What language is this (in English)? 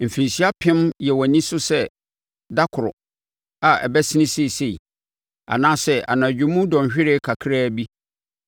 Akan